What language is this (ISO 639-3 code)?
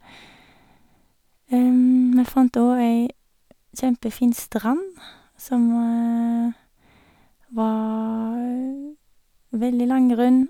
nor